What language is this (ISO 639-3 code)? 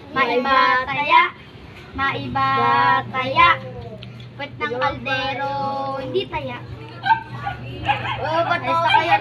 fil